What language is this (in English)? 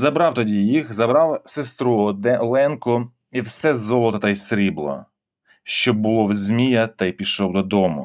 Ukrainian